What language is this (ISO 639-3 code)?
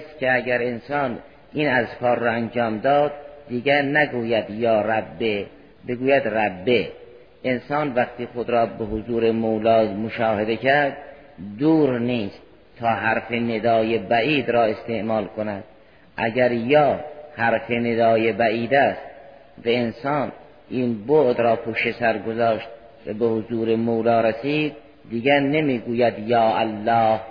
fas